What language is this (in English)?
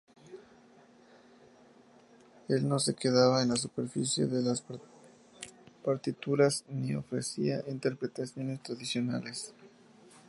Spanish